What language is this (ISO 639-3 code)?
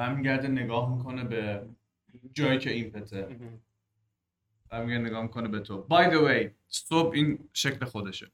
fas